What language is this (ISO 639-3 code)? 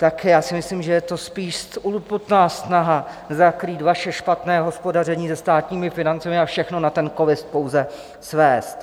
ces